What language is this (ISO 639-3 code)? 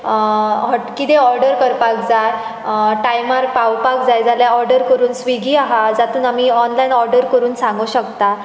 kok